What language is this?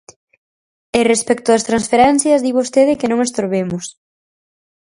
Galician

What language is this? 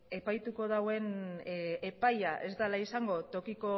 Basque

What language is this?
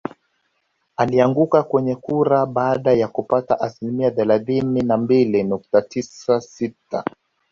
Swahili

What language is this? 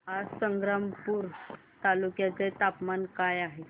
Marathi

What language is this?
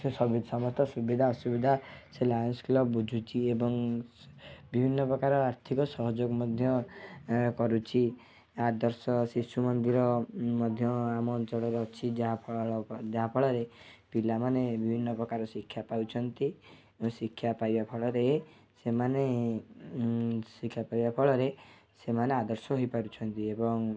Odia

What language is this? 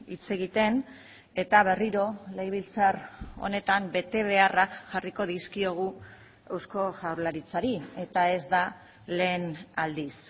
Basque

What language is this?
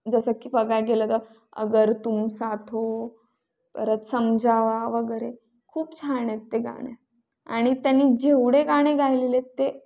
Marathi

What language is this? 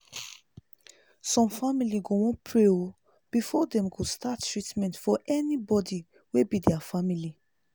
Nigerian Pidgin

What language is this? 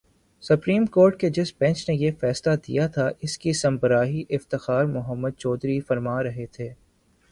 Urdu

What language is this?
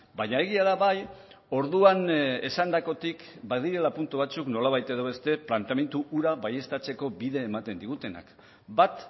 Basque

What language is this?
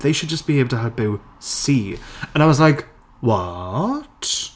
English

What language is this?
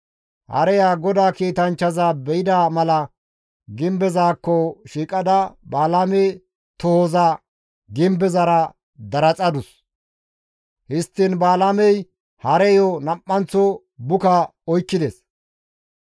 Gamo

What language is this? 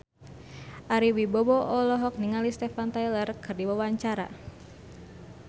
Sundanese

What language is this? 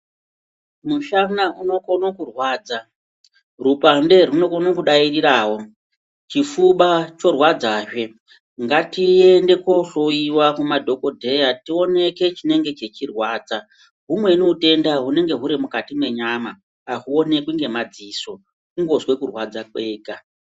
Ndau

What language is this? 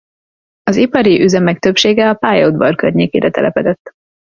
Hungarian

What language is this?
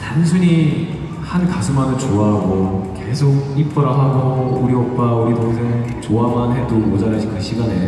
Korean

